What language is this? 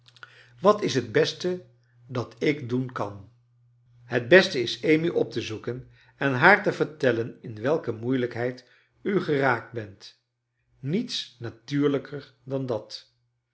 Dutch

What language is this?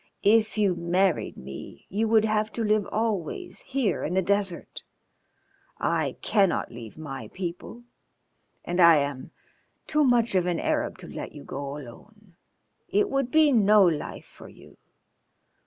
English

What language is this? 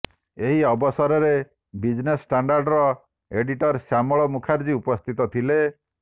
Odia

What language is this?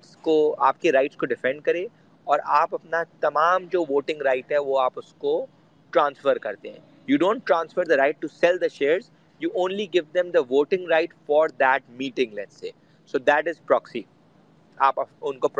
Urdu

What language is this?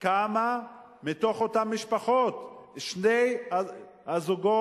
Hebrew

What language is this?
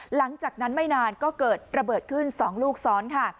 Thai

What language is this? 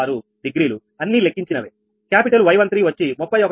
Telugu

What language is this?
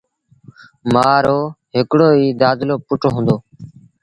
Sindhi Bhil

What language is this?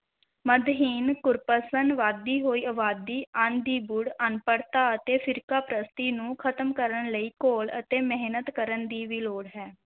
Punjabi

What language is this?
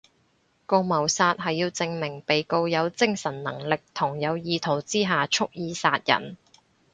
Cantonese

